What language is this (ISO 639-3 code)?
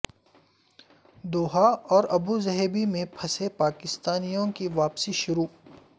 urd